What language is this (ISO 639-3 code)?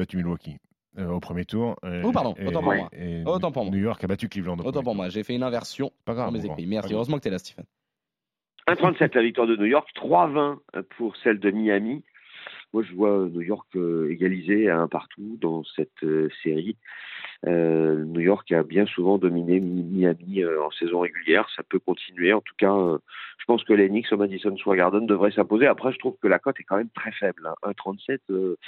fra